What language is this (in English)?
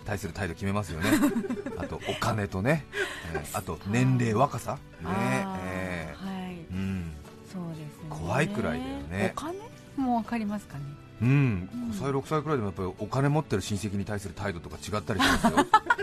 Japanese